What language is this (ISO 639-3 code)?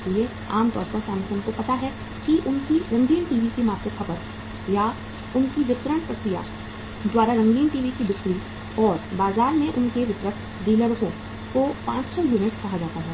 hin